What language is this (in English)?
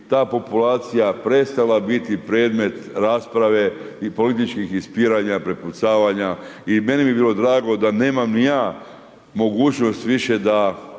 Croatian